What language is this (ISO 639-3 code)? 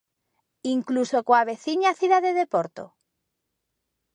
glg